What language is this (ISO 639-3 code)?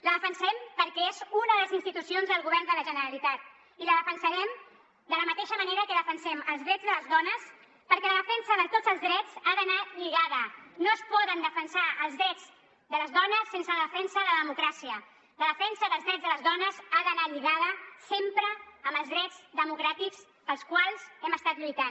cat